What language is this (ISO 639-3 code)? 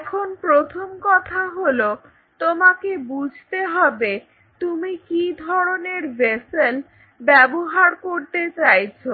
ben